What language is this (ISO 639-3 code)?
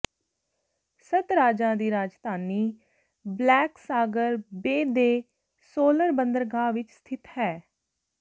pan